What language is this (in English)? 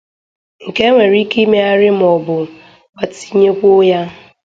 Igbo